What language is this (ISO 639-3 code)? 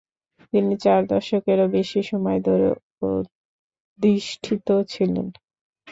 ben